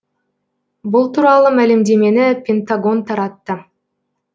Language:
Kazakh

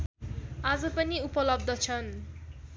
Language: Nepali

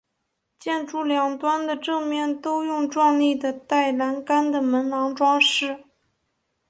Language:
Chinese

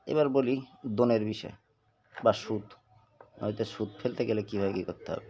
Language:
Bangla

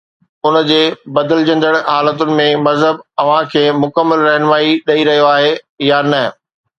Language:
Sindhi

